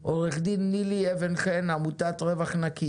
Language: Hebrew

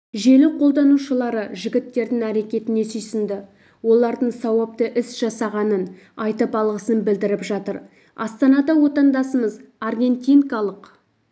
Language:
Kazakh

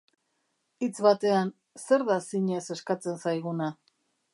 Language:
Basque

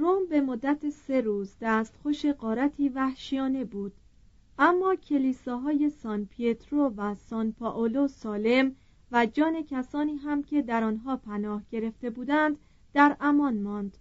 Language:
Persian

